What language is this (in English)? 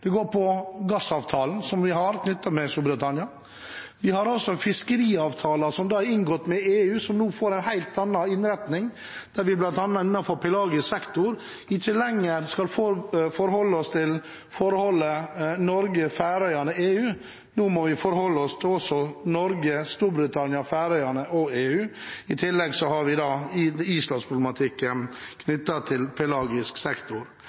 Norwegian Bokmål